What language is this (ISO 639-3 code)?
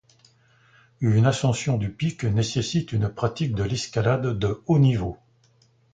fra